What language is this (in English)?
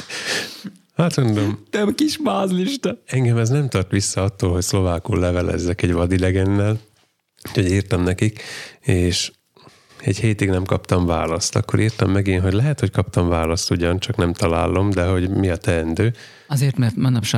Hungarian